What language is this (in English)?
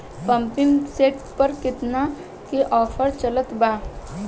Bhojpuri